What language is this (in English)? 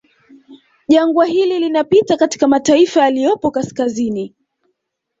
Swahili